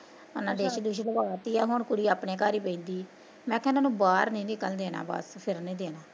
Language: Punjabi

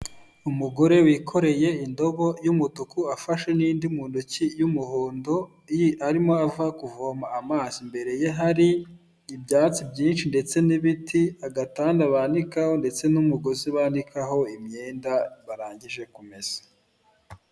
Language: Kinyarwanda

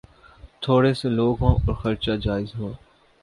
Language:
Urdu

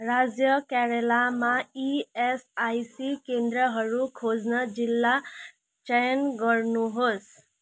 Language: Nepali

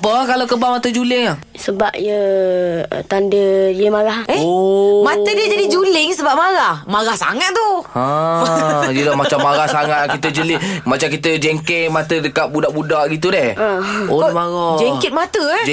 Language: Malay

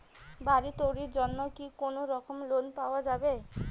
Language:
Bangla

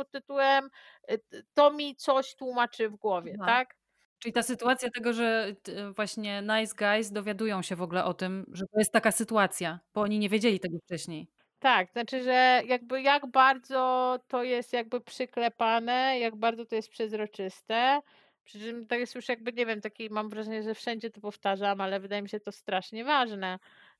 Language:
Polish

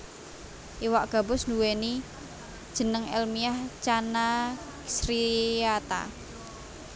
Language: Javanese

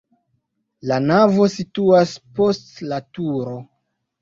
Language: Esperanto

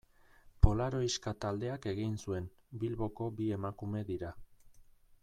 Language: Basque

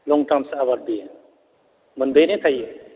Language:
Bodo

